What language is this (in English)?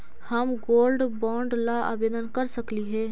Magahi